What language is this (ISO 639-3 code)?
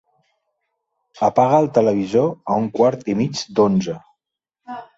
cat